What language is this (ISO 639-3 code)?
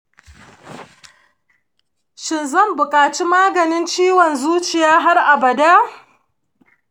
hau